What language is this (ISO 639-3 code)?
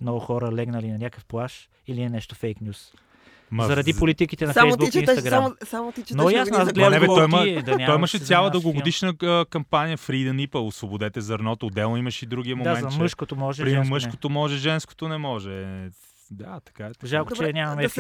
bul